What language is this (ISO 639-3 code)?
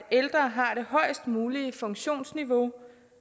dan